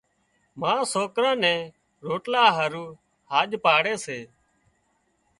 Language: Wadiyara Koli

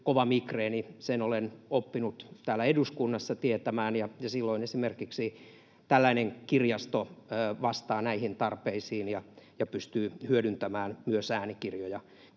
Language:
Finnish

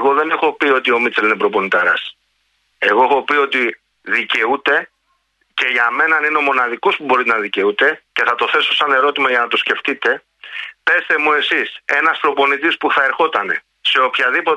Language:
Greek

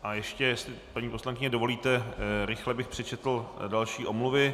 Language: Czech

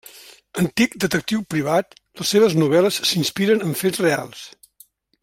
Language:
Catalan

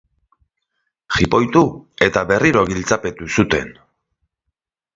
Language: Basque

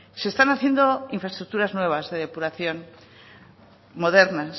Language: Spanish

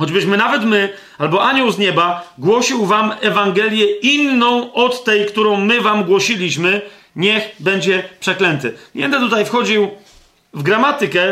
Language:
Polish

